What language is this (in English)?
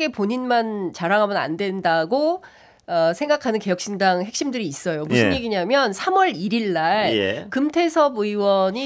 Korean